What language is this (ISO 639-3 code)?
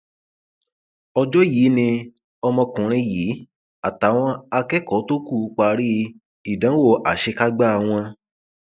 yor